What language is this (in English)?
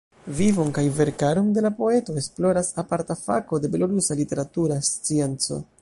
Esperanto